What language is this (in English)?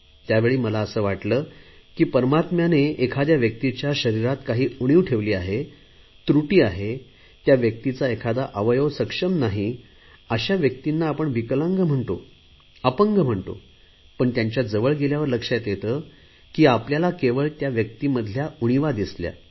Marathi